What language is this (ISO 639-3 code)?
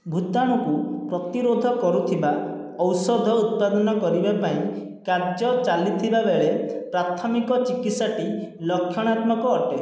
ori